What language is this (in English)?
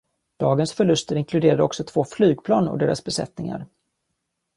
Swedish